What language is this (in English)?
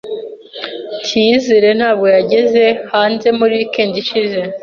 Kinyarwanda